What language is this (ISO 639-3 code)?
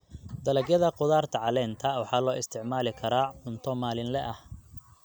som